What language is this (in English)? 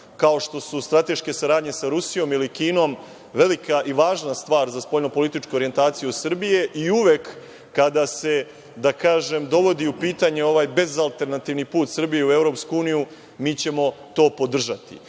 Serbian